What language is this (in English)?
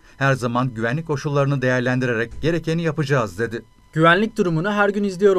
Turkish